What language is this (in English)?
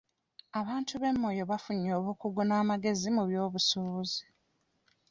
Ganda